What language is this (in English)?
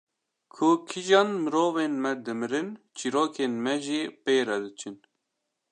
Kurdish